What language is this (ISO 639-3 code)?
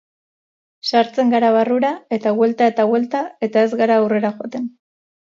eus